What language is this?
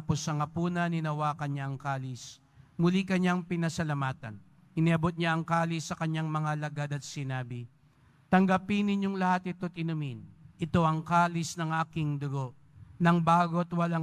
Filipino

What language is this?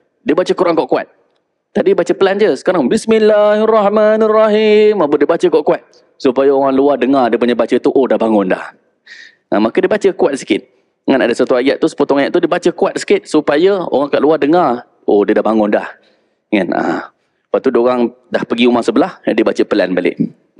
Malay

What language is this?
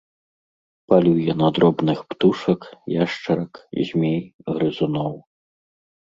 Belarusian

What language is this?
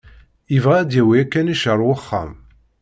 Kabyle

